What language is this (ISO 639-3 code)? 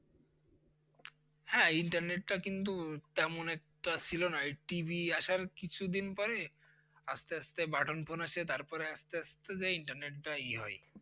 ben